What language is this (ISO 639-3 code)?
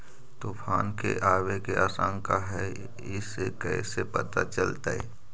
mag